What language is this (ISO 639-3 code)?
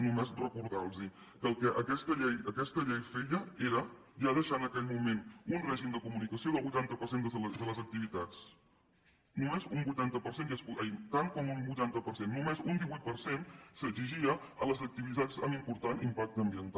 cat